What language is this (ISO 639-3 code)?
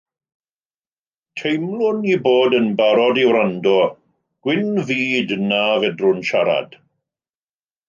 cym